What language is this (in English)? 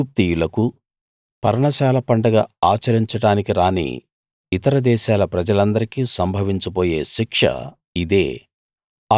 Telugu